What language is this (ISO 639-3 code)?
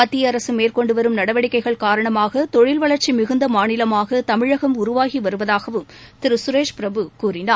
tam